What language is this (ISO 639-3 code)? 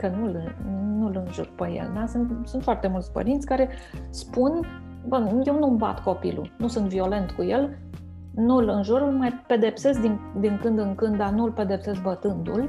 ron